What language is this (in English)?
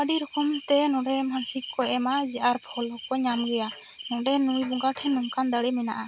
Santali